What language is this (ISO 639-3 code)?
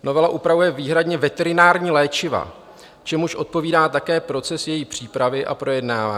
ces